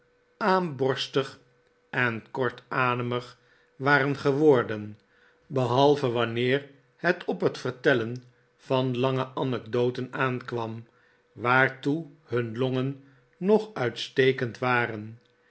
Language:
Dutch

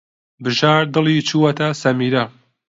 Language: Central Kurdish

